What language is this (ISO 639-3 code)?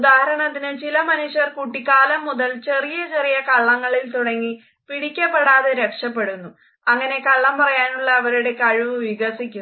mal